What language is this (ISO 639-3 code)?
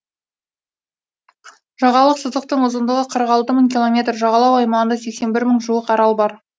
kaz